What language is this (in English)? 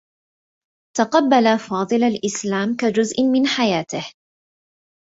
Arabic